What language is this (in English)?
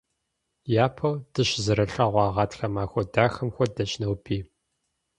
Kabardian